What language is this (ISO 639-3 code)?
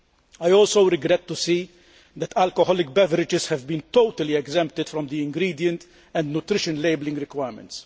eng